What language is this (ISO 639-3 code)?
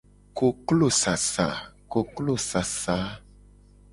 gej